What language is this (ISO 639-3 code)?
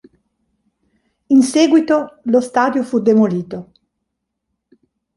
ita